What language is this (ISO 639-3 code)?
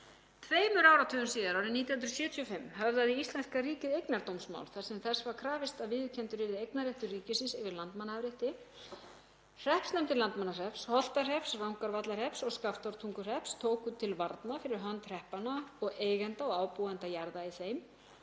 isl